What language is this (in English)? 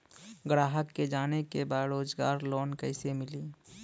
Bhojpuri